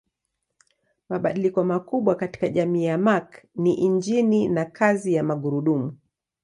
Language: Swahili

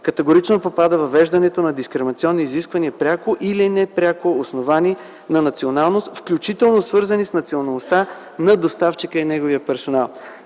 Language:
Bulgarian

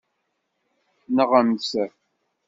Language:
Kabyle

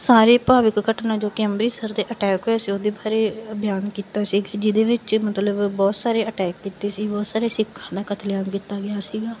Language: Punjabi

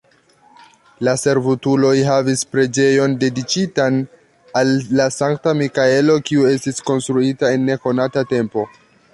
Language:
Esperanto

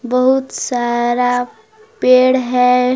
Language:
Hindi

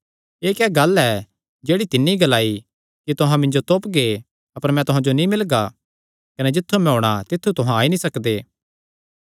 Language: Kangri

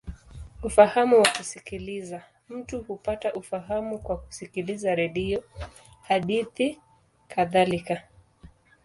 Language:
Swahili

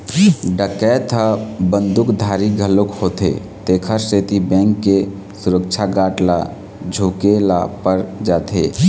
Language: Chhattisgarhi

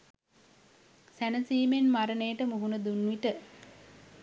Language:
Sinhala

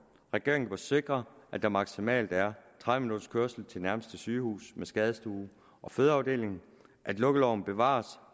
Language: Danish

